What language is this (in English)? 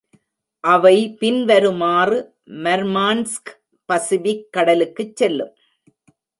Tamil